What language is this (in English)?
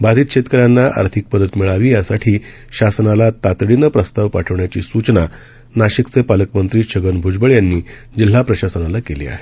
Marathi